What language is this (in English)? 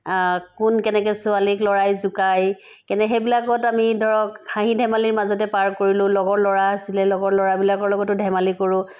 Assamese